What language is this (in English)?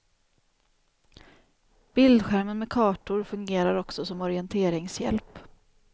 Swedish